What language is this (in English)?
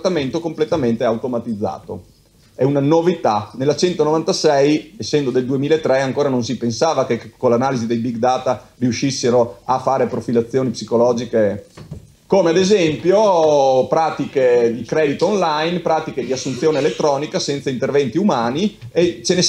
Italian